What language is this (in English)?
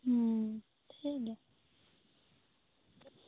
Santali